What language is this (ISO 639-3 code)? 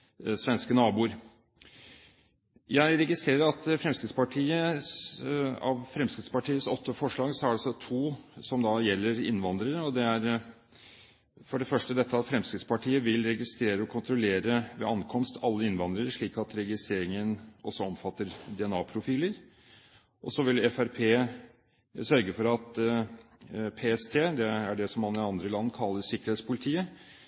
nob